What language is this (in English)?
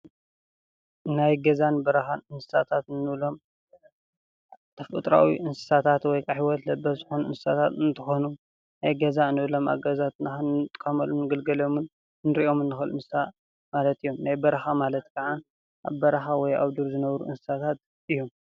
Tigrinya